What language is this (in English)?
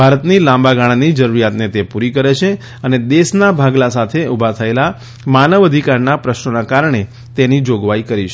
Gujarati